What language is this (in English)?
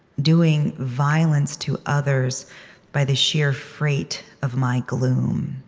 English